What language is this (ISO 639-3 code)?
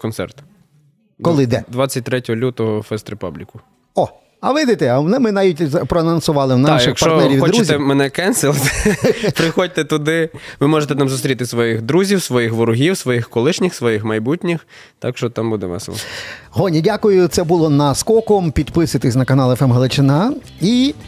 ukr